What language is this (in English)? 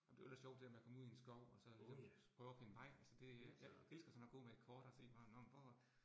Danish